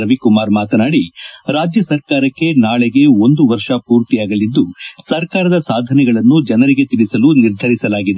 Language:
Kannada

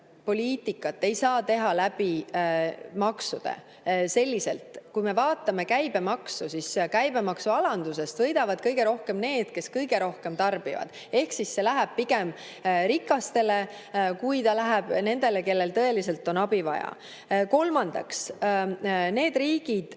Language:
Estonian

